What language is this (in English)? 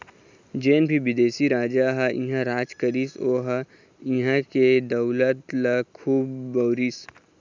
Chhattisgarhi